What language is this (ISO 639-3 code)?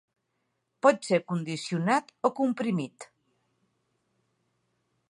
cat